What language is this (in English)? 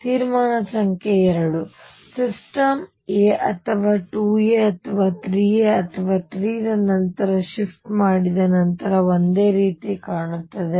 Kannada